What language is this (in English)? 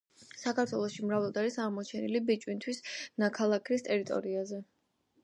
Georgian